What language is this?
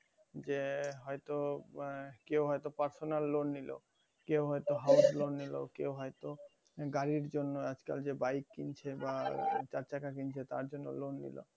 Bangla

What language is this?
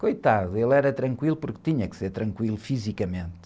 Portuguese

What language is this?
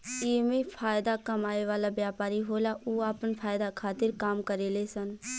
Bhojpuri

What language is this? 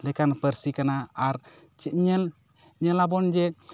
Santali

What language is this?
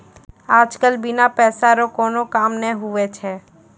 Maithili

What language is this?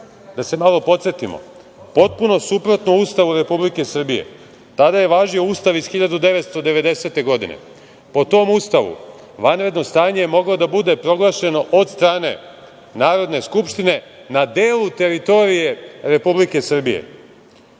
Serbian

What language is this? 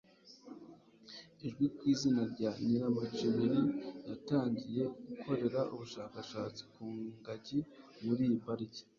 Kinyarwanda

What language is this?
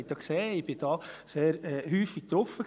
Swiss German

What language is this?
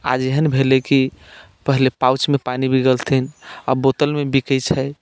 Maithili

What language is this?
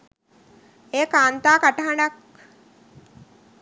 Sinhala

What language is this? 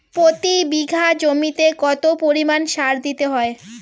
Bangla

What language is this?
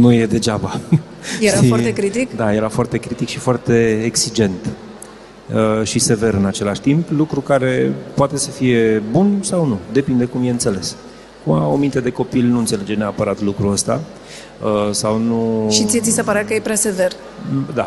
Romanian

